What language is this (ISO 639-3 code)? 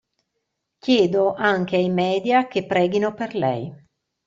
ita